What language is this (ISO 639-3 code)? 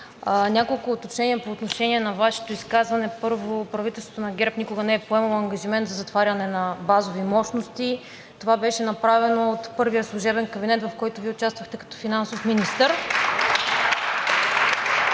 bul